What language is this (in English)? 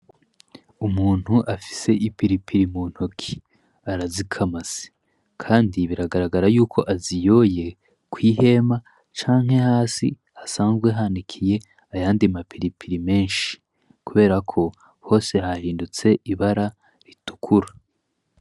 Rundi